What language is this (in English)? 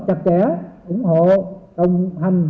Vietnamese